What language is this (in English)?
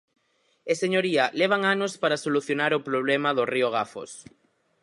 Galician